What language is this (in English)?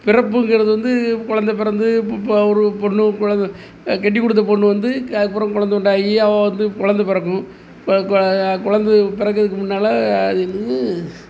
Tamil